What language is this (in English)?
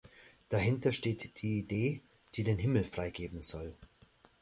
German